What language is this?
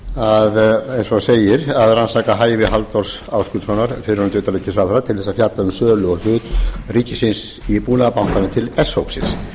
Icelandic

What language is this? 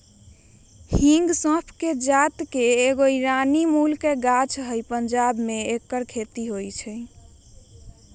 Magahi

